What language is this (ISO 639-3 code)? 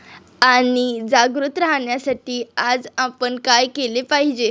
mar